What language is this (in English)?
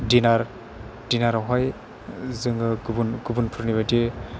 Bodo